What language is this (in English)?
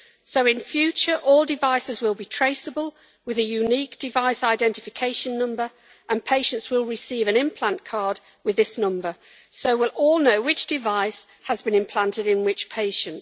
English